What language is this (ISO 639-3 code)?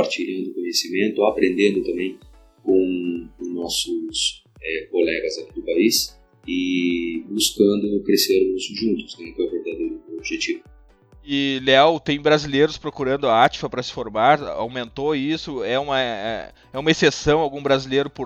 por